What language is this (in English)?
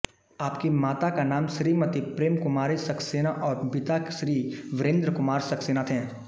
Hindi